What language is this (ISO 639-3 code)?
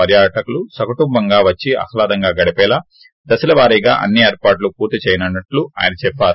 tel